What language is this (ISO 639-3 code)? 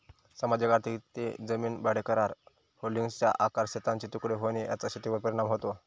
mar